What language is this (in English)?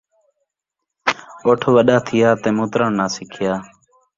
Saraiki